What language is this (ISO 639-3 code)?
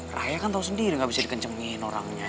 ind